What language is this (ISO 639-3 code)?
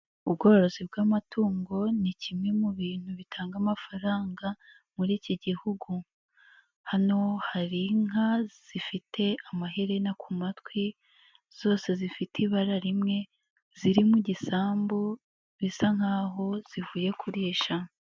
kin